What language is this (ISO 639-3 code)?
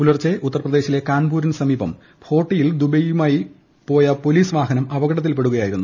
mal